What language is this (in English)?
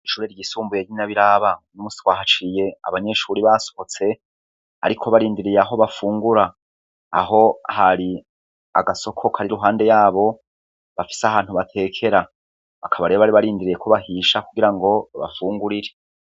Rundi